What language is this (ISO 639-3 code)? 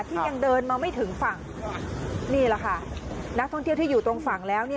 tha